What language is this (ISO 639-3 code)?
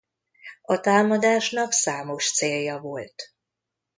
hun